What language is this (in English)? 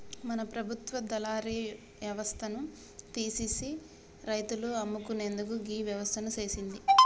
Telugu